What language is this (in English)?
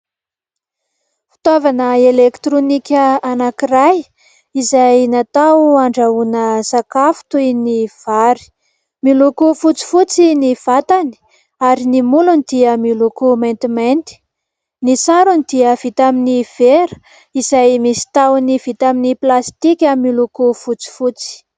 Malagasy